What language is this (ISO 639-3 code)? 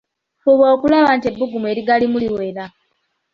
lug